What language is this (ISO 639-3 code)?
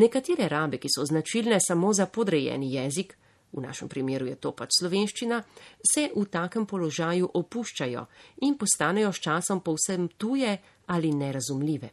ita